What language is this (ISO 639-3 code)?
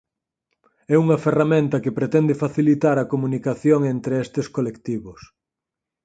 glg